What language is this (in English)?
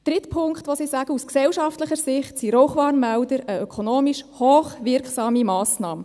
Swiss German